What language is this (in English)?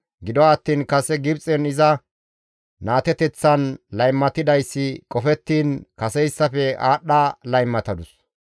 Gamo